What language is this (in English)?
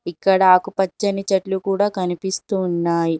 Telugu